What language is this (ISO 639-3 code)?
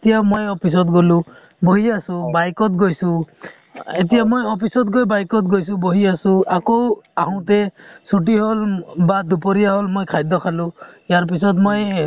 asm